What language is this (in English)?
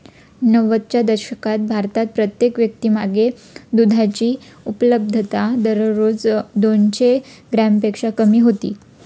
Marathi